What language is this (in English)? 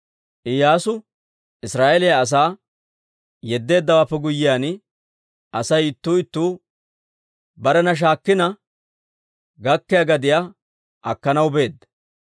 Dawro